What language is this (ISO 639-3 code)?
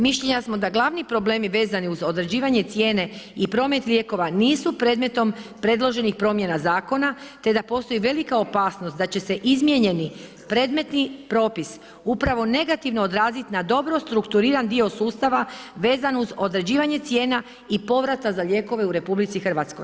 hrv